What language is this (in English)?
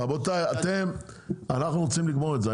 Hebrew